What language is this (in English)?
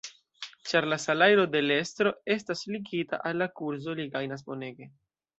Esperanto